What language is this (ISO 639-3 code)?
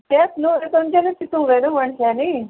kok